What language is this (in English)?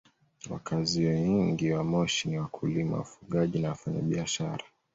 Swahili